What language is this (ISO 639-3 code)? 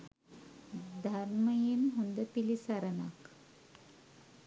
sin